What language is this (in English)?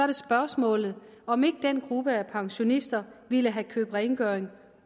Danish